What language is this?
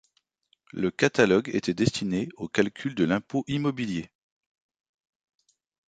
French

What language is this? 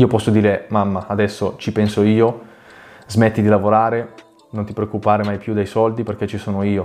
Italian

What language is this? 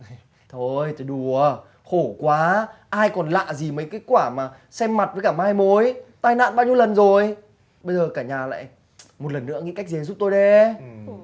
Vietnamese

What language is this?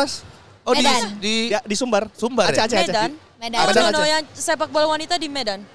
Indonesian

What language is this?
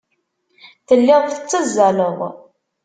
Kabyle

